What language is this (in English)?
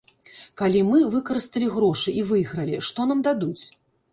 Belarusian